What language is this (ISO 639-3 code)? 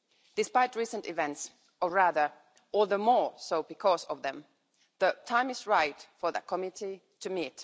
eng